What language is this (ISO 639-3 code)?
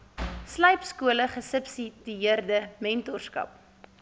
afr